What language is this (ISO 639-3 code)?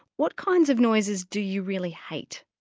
eng